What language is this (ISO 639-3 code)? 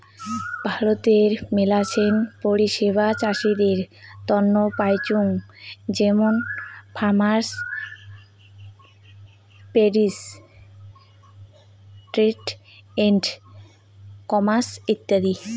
ben